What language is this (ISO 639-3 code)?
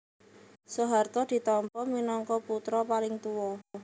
jav